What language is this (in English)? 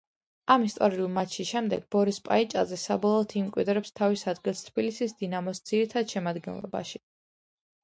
Georgian